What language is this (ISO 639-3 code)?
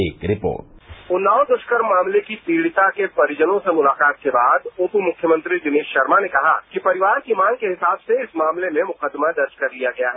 hin